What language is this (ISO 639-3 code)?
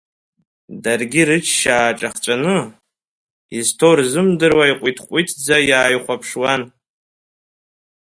abk